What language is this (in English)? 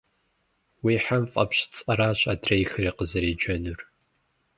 Kabardian